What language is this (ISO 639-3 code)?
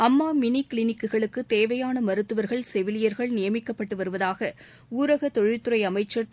tam